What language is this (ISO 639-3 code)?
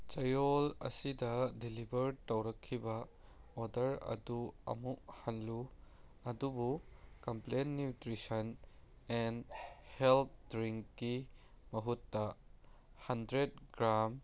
mni